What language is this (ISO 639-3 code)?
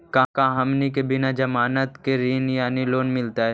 mag